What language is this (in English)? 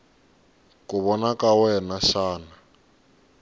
Tsonga